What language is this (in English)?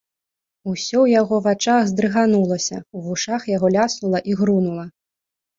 Belarusian